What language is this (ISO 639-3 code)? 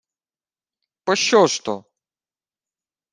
ukr